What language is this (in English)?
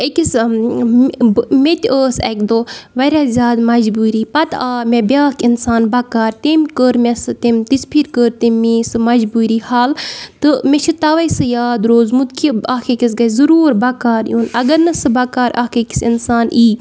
Kashmiri